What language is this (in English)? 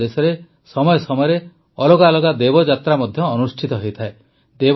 Odia